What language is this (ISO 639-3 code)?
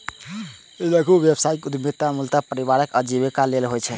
mai